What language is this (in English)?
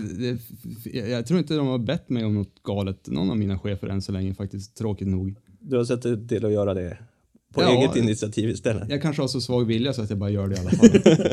Swedish